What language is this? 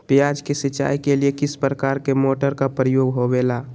Magahi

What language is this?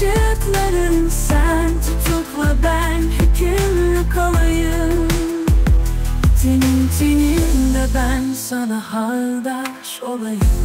Turkish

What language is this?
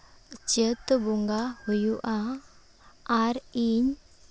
Santali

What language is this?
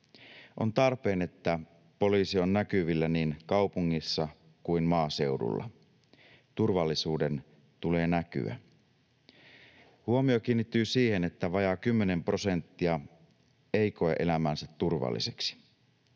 Finnish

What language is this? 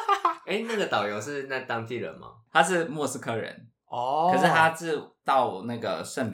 Chinese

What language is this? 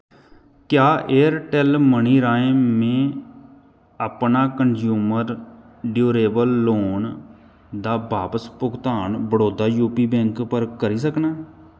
Dogri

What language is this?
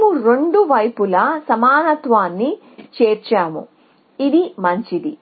Telugu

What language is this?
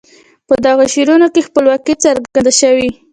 Pashto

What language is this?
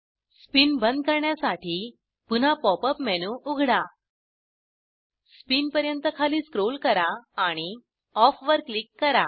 Marathi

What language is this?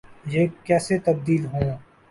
Urdu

